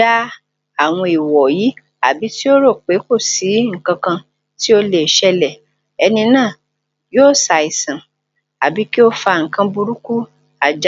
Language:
Yoruba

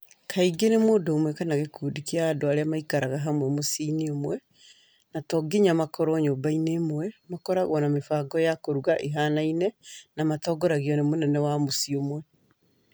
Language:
Kikuyu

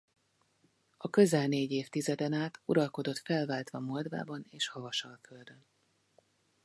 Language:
Hungarian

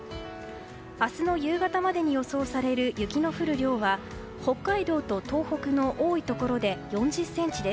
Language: Japanese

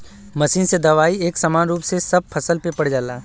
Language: Bhojpuri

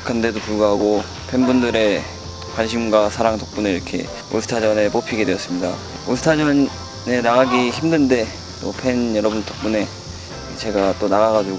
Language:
Korean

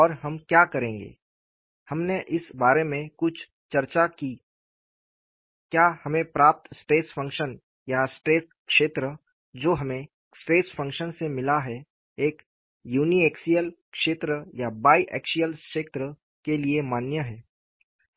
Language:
Hindi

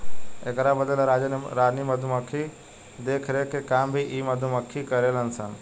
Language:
Bhojpuri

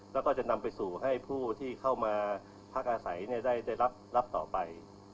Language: Thai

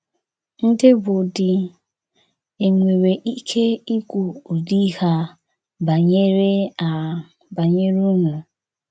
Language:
Igbo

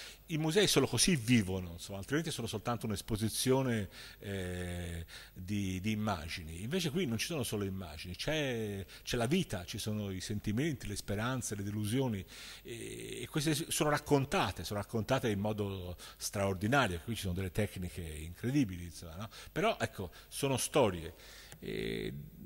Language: Italian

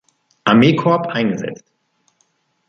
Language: German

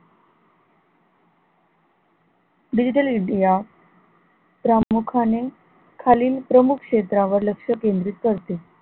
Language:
Marathi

